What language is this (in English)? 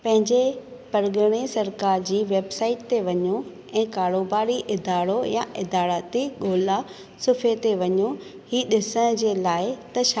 Sindhi